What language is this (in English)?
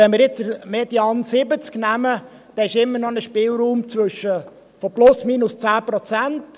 Swiss German